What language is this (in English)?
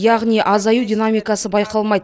Kazakh